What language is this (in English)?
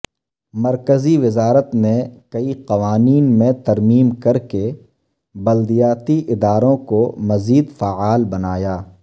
Urdu